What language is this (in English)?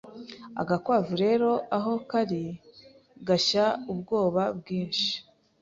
Kinyarwanda